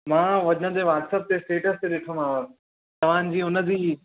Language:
Sindhi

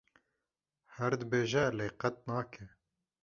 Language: Kurdish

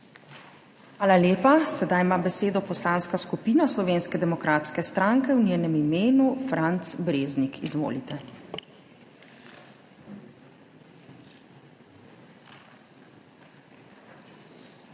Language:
Slovenian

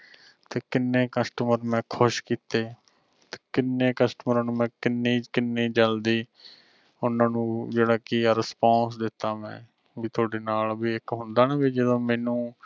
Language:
Punjabi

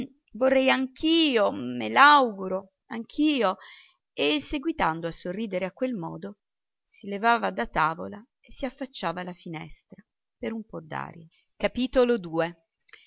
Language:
Italian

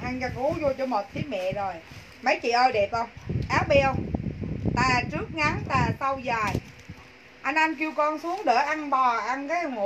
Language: Vietnamese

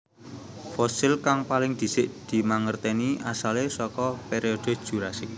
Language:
Javanese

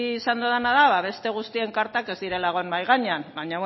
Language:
Basque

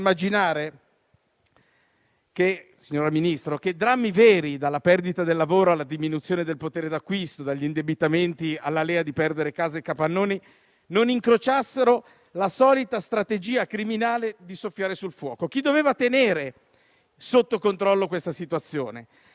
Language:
Italian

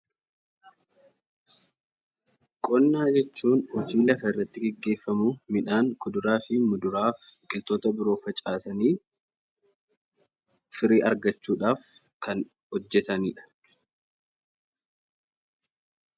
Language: Oromo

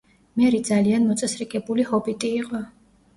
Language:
Georgian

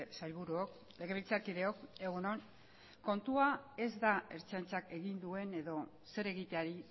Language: Basque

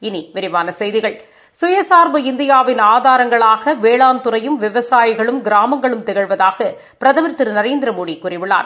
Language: Tamil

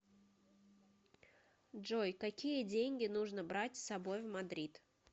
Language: Russian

